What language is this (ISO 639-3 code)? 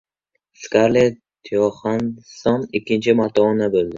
uzb